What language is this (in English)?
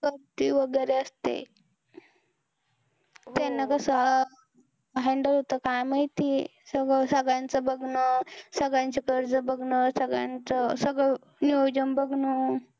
Marathi